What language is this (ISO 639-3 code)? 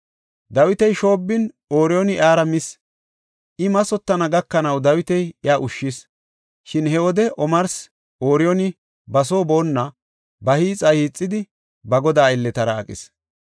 gof